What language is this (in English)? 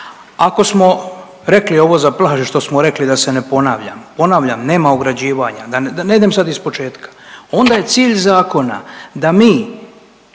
Croatian